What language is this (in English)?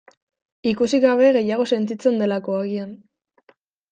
Basque